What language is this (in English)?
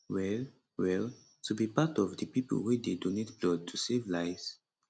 Nigerian Pidgin